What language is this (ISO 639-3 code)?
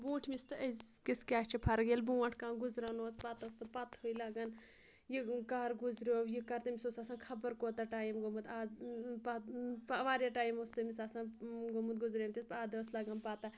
kas